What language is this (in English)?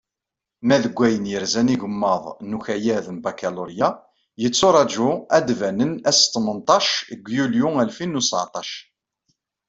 Kabyle